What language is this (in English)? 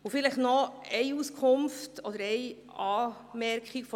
Swiss German